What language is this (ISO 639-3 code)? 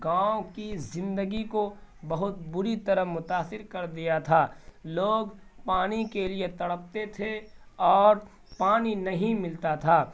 urd